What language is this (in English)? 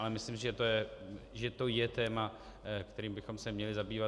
Czech